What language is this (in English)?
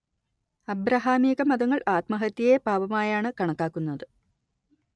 Malayalam